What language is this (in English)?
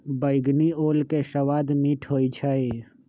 Magahi